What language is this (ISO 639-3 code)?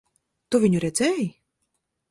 lav